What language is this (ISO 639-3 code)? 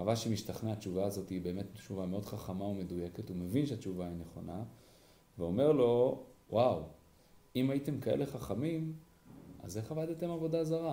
heb